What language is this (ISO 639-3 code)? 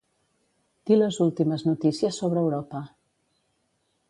cat